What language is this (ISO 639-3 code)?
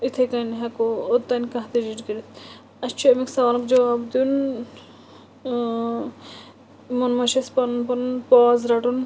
kas